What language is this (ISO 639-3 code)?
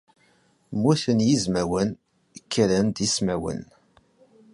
kab